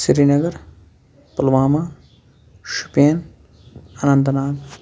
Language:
Kashmiri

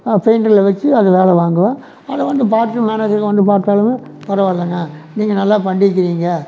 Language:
Tamil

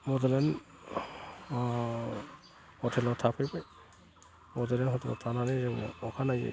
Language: Bodo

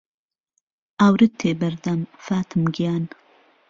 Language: Central Kurdish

